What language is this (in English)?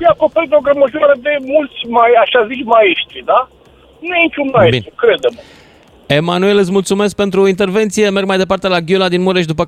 Romanian